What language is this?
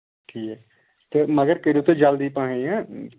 Kashmiri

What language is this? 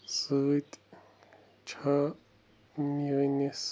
Kashmiri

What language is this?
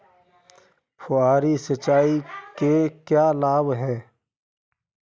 Hindi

